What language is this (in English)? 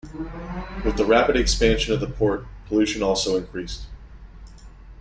English